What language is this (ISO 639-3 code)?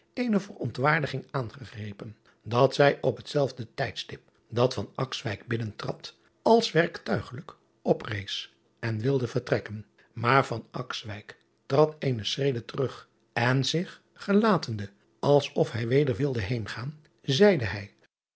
nld